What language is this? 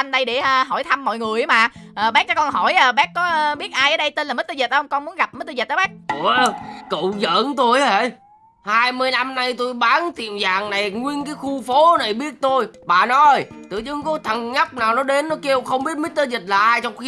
Vietnamese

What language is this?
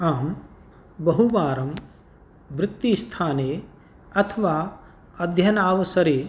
Sanskrit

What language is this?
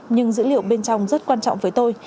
Vietnamese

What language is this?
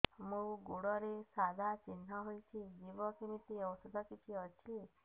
Odia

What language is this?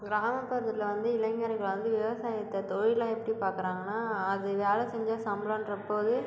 Tamil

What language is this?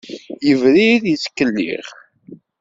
Kabyle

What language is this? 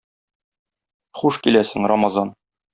Tatar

